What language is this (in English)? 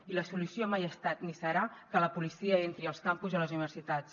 Catalan